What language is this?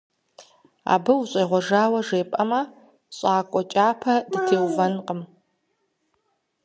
Kabardian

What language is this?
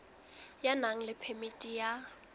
Southern Sotho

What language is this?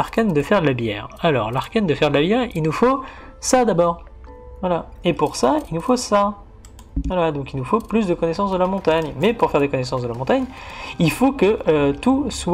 French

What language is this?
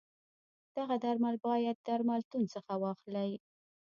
Pashto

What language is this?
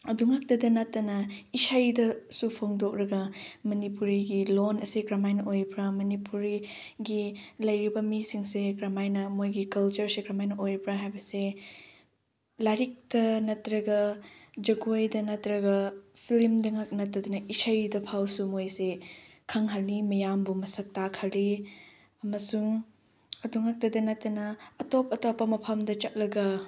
Manipuri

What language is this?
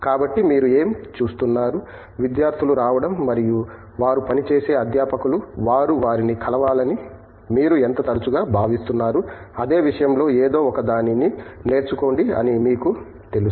Telugu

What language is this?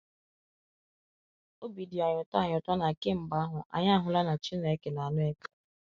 Igbo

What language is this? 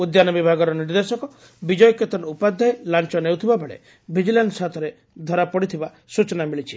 Odia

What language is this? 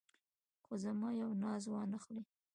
Pashto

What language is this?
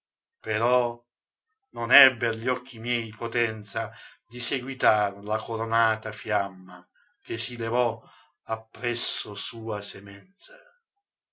Italian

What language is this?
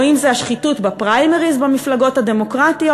Hebrew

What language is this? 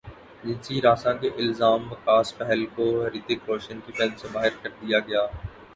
Urdu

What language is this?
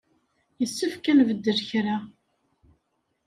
Kabyle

